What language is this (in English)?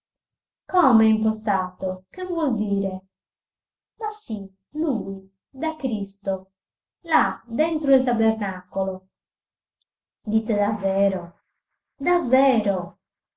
Italian